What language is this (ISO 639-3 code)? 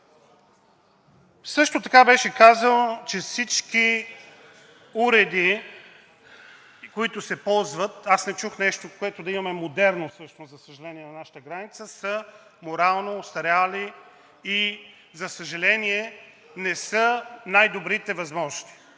bul